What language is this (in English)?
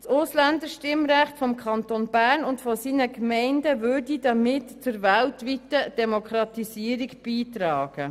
Swiss German